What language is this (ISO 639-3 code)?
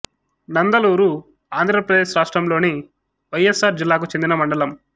tel